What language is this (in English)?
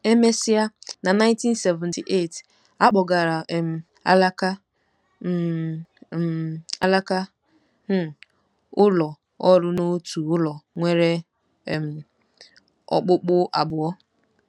Igbo